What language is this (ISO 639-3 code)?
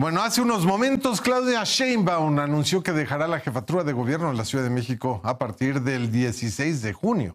spa